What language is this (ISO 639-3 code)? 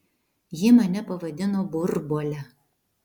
lit